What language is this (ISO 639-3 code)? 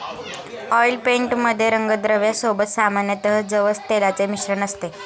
mar